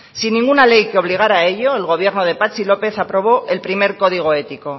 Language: Spanish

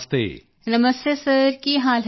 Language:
Punjabi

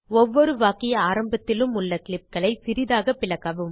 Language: Tamil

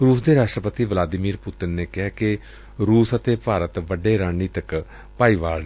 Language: Punjabi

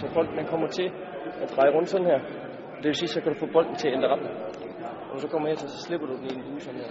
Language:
Danish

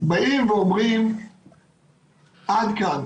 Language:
Hebrew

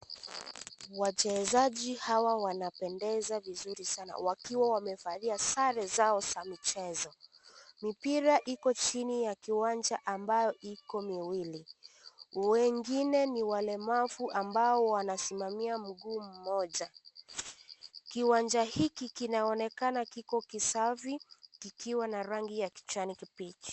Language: Swahili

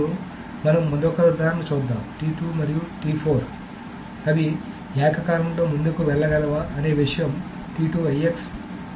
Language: Telugu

